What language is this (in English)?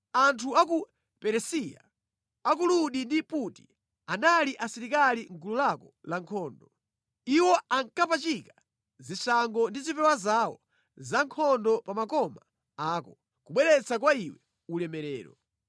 Nyanja